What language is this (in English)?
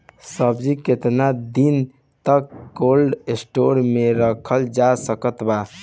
Bhojpuri